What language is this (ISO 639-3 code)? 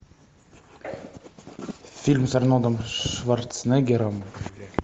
rus